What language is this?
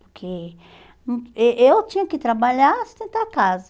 Portuguese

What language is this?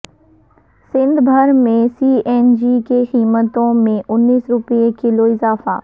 Urdu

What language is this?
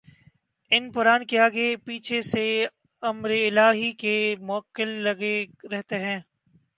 Urdu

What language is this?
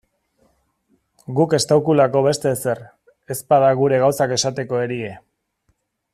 Basque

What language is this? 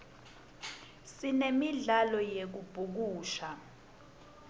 Swati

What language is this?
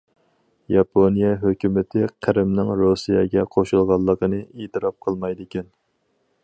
Uyghur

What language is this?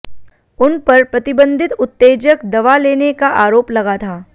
Hindi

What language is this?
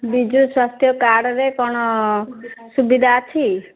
Odia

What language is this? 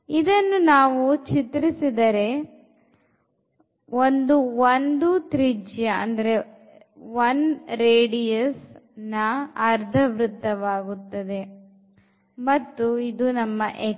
Kannada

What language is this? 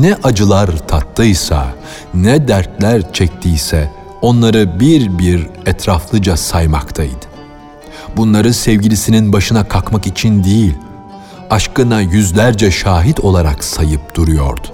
Turkish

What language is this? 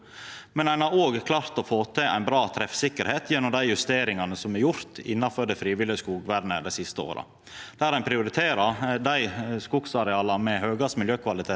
Norwegian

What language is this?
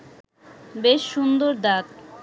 Bangla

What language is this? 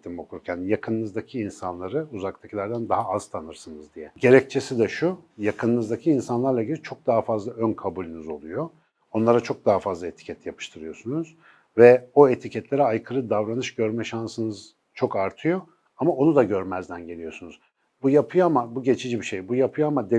Turkish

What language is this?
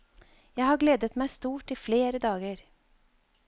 Norwegian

